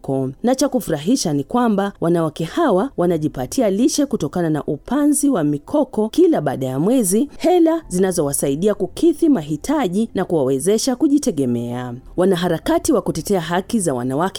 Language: Swahili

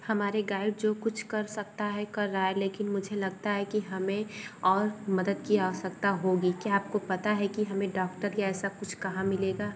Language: Hindi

